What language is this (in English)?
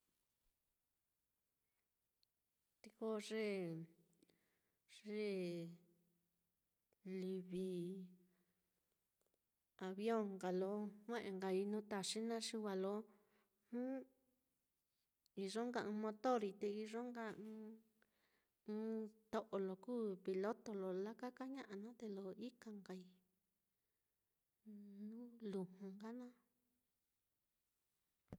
Mitlatongo Mixtec